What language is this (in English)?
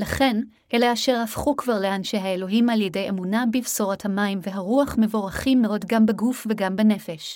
Hebrew